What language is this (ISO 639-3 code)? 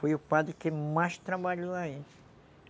por